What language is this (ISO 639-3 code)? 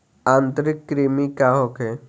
bho